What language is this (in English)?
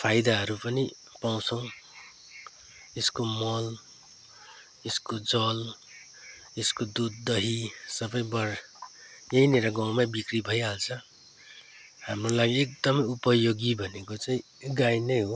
Nepali